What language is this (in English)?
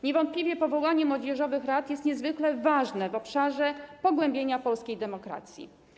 Polish